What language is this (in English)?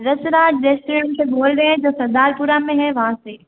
Hindi